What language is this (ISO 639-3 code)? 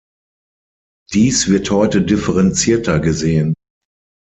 deu